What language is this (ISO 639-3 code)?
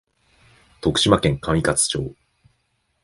jpn